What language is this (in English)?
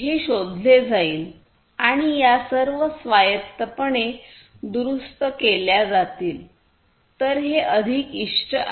Marathi